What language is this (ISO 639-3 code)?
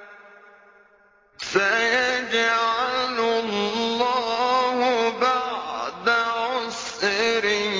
ara